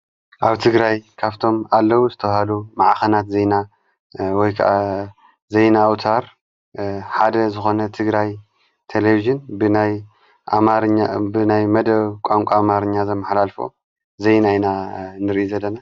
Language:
Tigrinya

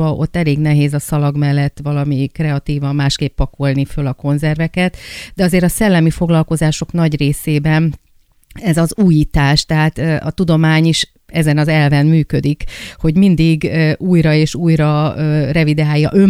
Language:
Hungarian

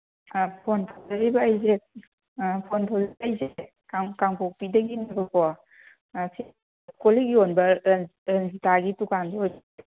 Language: Manipuri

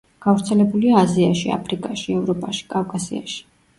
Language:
Georgian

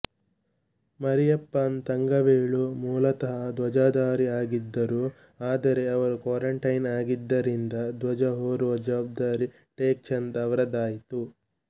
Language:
Kannada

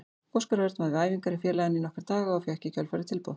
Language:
Icelandic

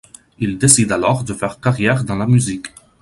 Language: French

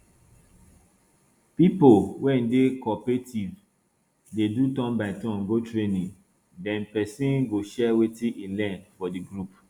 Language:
Nigerian Pidgin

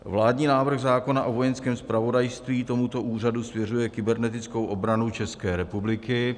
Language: Czech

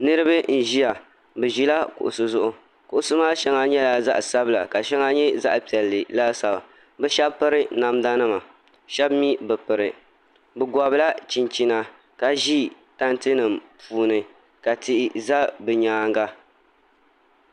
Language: Dagbani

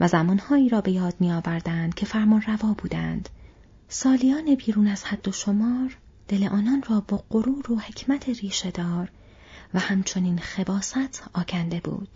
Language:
Persian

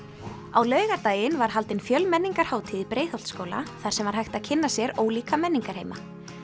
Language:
Icelandic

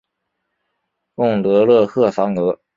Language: Chinese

